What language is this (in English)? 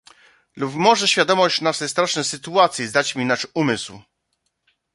Polish